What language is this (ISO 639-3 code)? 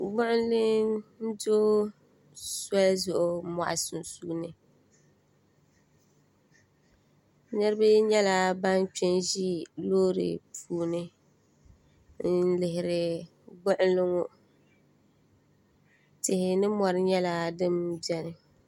dag